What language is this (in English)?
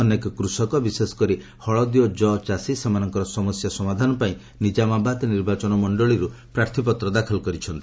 Odia